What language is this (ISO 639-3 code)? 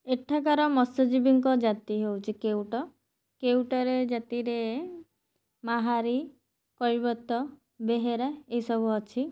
ori